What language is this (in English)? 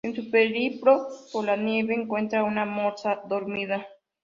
Spanish